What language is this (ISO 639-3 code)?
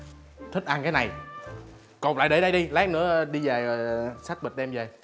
vie